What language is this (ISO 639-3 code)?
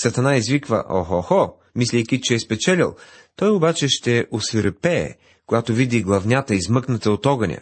bul